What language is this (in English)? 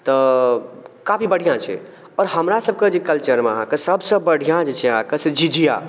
Maithili